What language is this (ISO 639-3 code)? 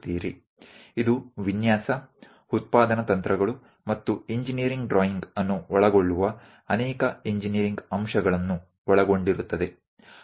guj